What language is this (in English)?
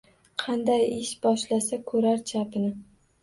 Uzbek